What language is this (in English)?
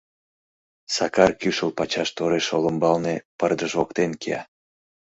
Mari